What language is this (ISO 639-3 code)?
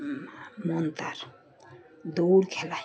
ben